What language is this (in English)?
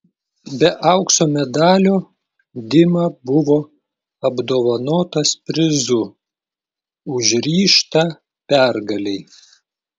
Lithuanian